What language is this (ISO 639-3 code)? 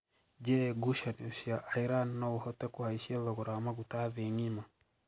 kik